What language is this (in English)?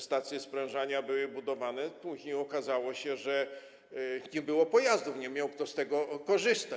Polish